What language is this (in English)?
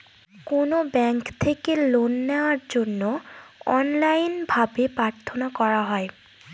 Bangla